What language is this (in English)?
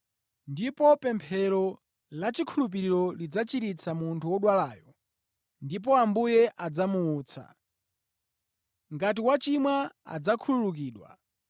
Nyanja